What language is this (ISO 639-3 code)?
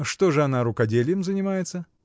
rus